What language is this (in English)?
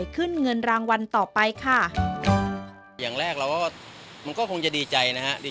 Thai